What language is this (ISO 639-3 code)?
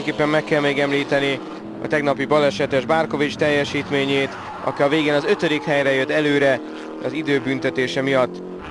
hun